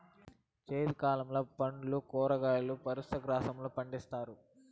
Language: Telugu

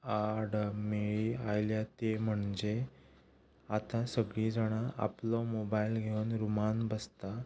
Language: Konkani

